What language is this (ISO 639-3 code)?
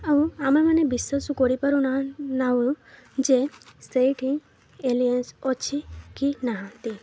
ori